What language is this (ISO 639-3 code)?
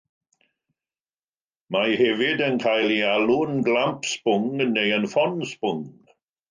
cym